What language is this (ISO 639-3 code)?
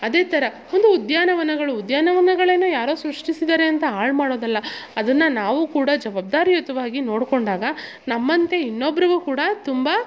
kan